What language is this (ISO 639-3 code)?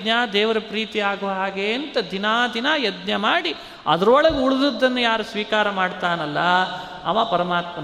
kan